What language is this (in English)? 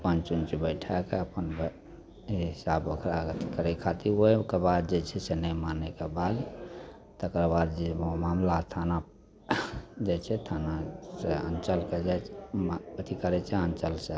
Maithili